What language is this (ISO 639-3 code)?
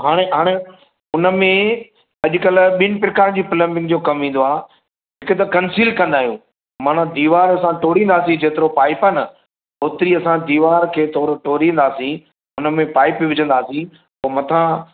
snd